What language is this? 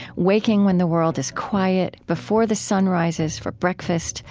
English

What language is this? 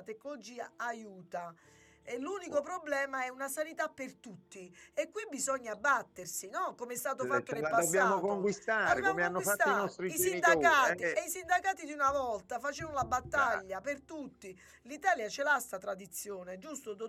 Italian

